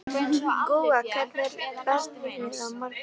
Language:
Icelandic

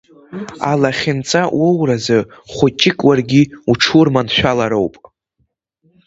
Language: Abkhazian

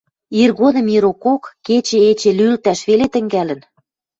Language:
Western Mari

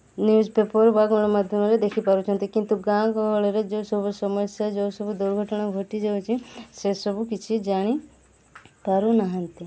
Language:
Odia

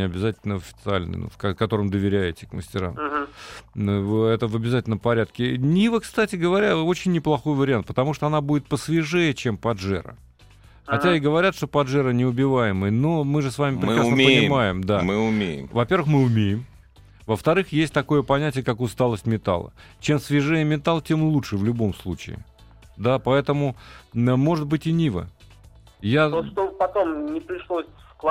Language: Russian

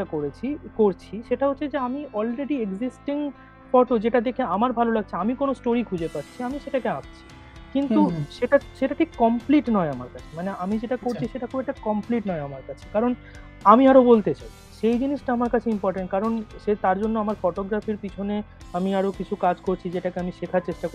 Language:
Bangla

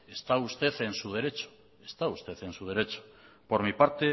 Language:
Spanish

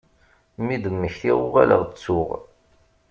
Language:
Kabyle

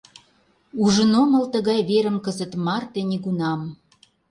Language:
Mari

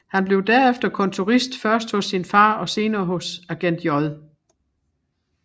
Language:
Danish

